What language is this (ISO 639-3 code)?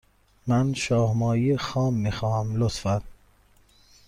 fas